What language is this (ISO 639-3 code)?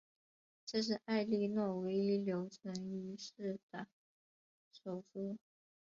zho